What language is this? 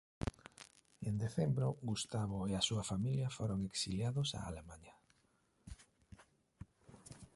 Galician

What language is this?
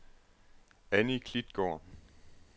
Danish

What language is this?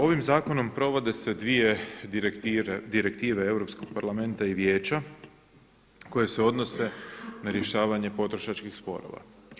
Croatian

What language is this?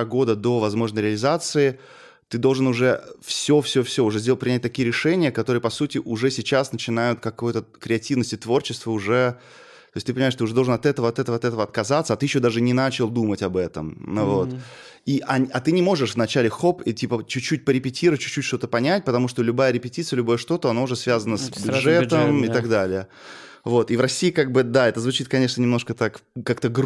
Russian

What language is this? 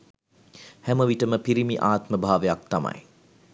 Sinhala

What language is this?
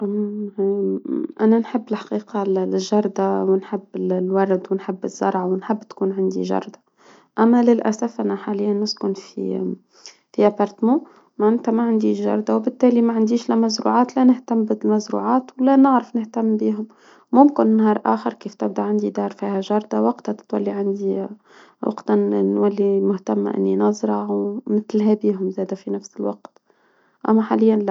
Tunisian Arabic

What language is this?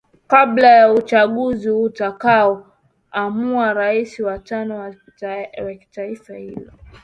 Swahili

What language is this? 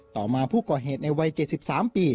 Thai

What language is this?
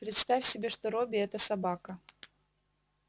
Russian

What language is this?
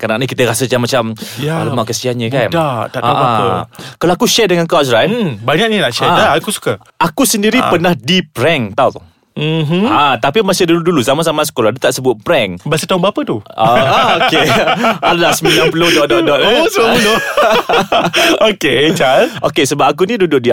Malay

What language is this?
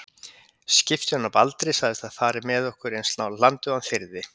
Icelandic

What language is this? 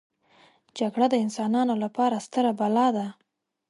Pashto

